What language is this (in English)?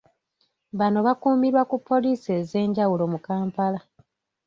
Ganda